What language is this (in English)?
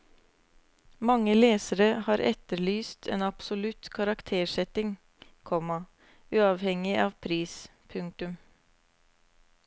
Norwegian